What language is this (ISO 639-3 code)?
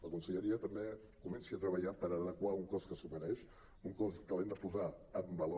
cat